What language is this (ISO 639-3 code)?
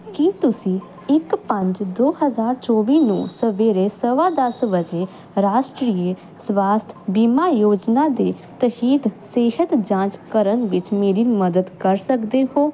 pan